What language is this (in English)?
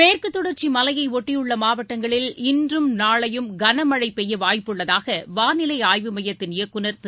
Tamil